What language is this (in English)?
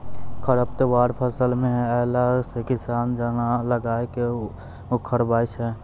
Maithili